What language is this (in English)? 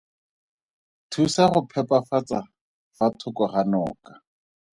Tswana